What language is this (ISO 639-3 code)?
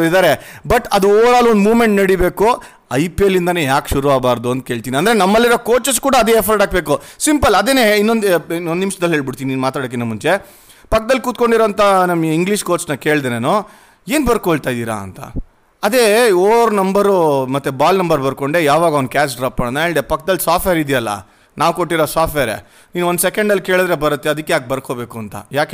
kan